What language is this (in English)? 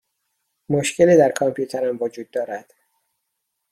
Persian